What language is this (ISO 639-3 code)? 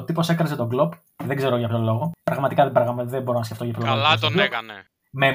ell